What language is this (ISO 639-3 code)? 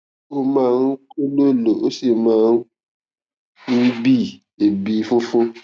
yor